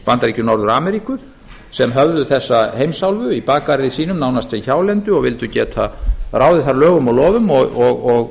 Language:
Icelandic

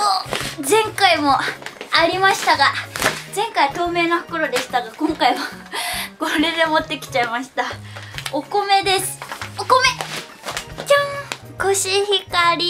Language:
Japanese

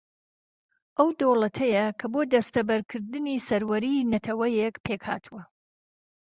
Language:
Central Kurdish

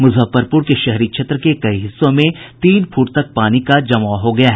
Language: Hindi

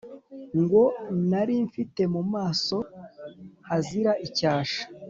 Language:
Kinyarwanda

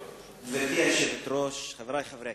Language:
Hebrew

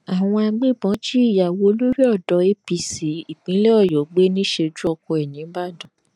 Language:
Yoruba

